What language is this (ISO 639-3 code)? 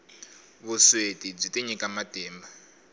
tso